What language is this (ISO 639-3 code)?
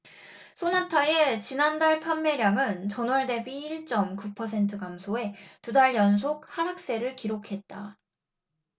kor